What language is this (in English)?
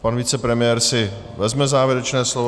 Czech